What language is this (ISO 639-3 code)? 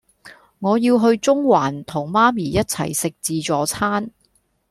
yue